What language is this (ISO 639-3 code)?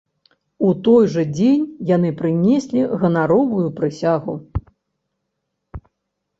bel